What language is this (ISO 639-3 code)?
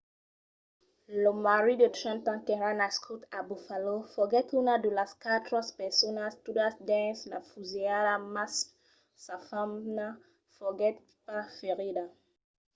oci